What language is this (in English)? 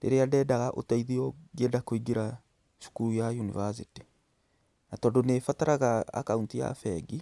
Kikuyu